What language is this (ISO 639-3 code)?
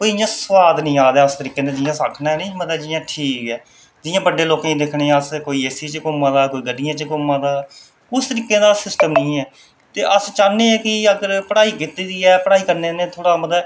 doi